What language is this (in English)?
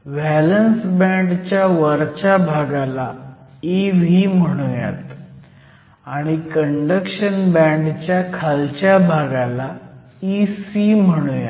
Marathi